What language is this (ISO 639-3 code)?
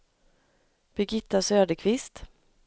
swe